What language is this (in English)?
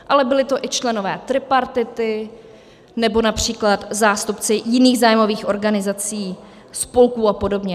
Czech